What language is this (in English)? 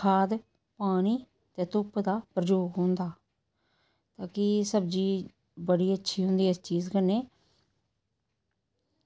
Dogri